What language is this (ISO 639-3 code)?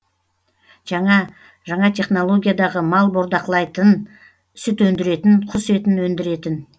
kaz